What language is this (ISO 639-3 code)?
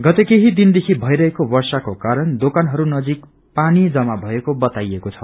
nep